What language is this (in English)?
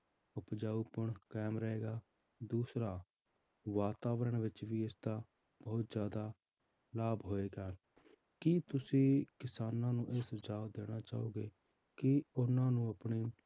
Punjabi